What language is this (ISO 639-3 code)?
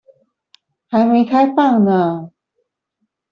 zho